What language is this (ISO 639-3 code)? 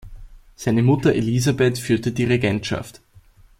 deu